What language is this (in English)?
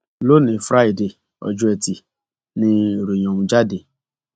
Yoruba